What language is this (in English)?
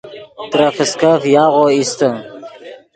Yidgha